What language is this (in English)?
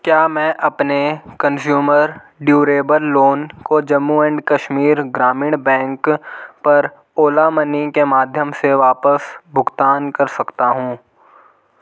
Hindi